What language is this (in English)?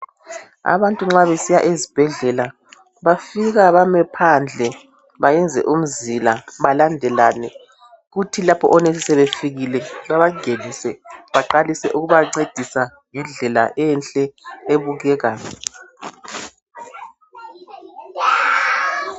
North Ndebele